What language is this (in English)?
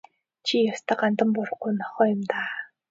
Mongolian